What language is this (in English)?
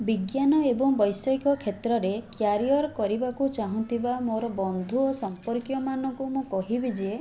Odia